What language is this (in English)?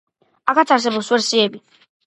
Georgian